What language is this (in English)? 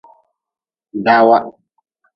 Nawdm